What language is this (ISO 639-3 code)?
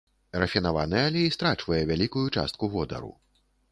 bel